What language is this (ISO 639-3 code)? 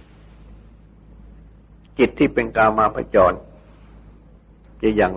tha